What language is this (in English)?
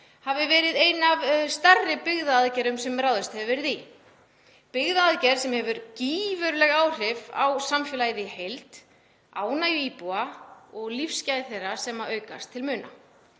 Icelandic